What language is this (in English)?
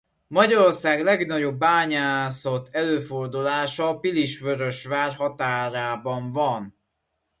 Hungarian